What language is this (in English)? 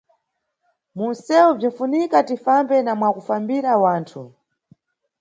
Nyungwe